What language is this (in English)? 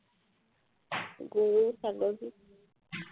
Assamese